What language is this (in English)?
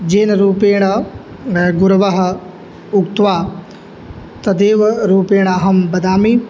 Sanskrit